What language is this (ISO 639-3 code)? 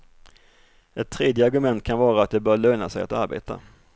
swe